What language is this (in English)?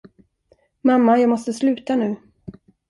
Swedish